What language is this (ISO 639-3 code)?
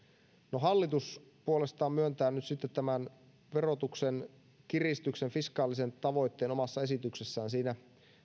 fin